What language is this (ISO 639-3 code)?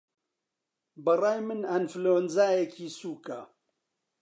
ckb